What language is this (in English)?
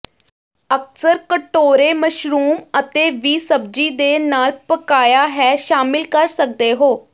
Punjabi